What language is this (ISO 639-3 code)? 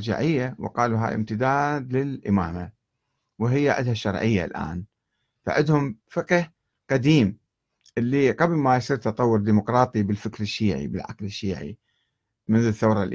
ara